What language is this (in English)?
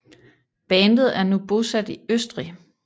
Danish